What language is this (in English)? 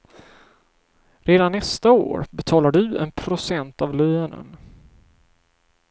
Swedish